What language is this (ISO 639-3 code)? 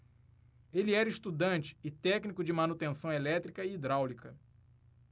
por